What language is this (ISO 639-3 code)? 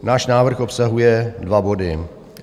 ces